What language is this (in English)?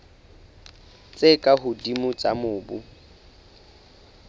Southern Sotho